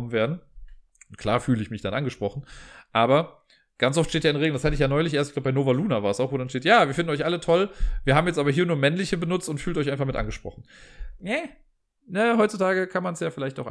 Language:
German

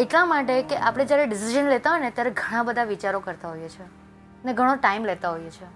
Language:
Gujarati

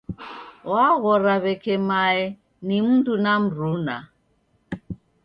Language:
Taita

